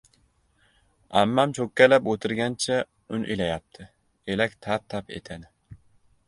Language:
Uzbek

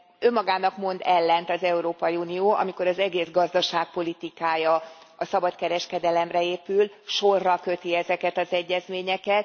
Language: Hungarian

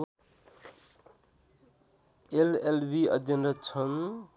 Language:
Nepali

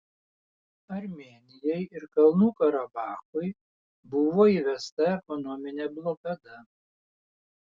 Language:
Lithuanian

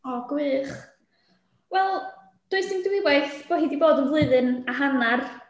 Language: Welsh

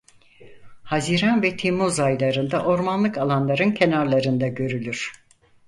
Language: Turkish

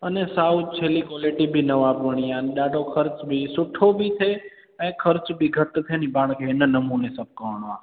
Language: Sindhi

